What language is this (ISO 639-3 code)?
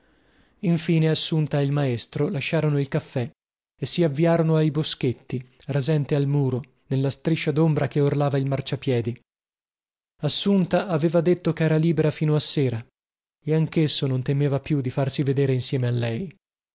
ita